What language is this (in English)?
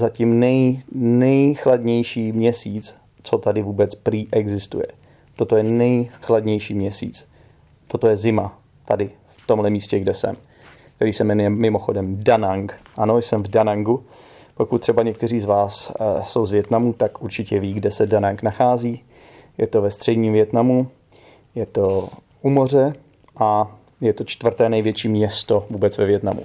Czech